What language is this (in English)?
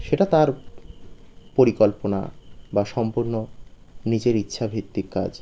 Bangla